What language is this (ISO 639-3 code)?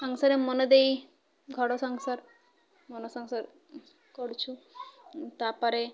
ori